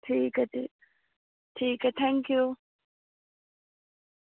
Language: Dogri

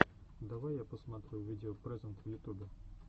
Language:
Russian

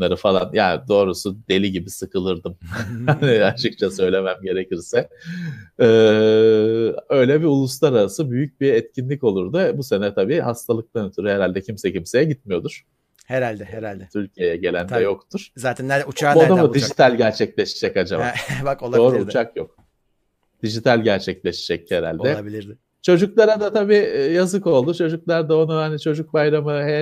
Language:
Turkish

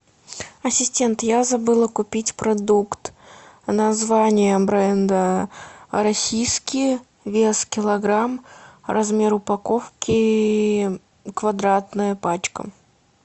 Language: Russian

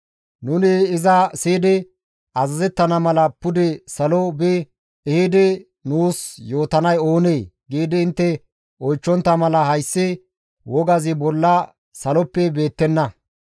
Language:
Gamo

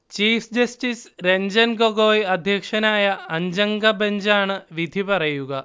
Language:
Malayalam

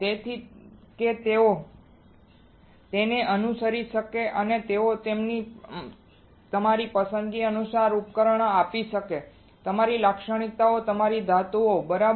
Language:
Gujarati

